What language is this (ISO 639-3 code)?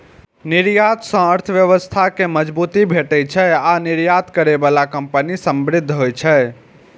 mai